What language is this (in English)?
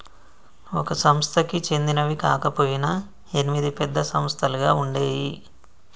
Telugu